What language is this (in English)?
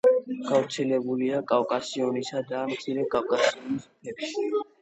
Georgian